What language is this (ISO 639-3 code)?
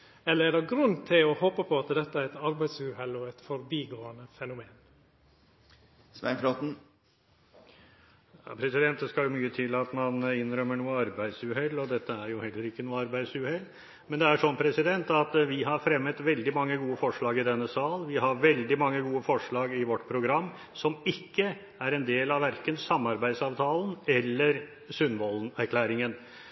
nor